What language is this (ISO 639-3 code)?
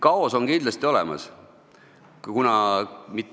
est